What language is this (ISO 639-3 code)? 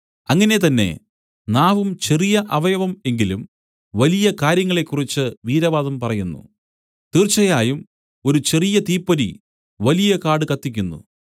mal